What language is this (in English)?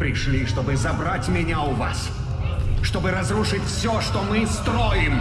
Russian